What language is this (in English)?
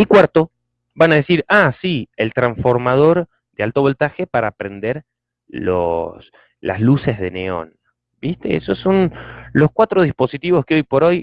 Spanish